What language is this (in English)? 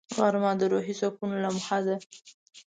Pashto